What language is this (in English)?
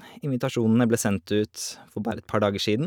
Norwegian